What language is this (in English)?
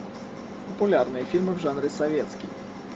Russian